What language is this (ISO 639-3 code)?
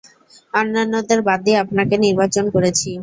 ben